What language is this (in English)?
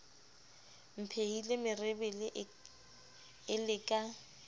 Southern Sotho